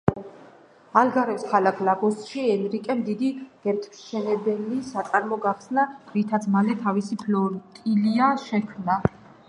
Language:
Georgian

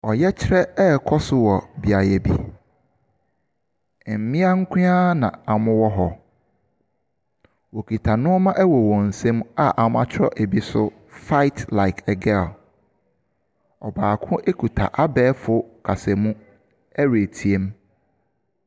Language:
Akan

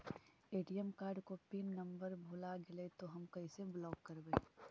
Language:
Magahi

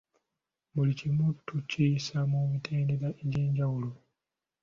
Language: Ganda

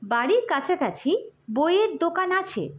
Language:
Bangla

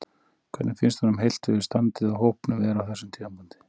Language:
Icelandic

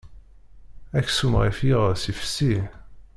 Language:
Kabyle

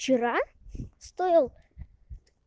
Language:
Russian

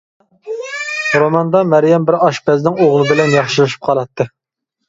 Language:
Uyghur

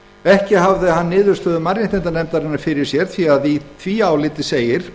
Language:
Icelandic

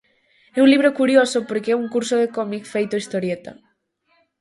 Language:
Galician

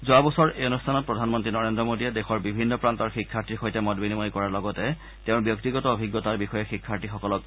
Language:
Assamese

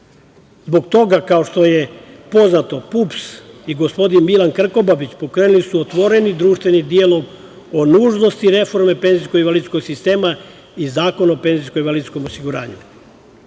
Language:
Serbian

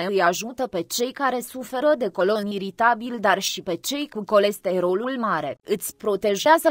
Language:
Romanian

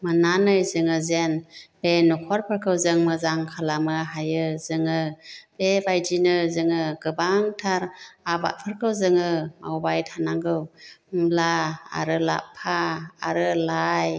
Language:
Bodo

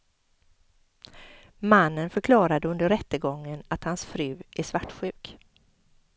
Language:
Swedish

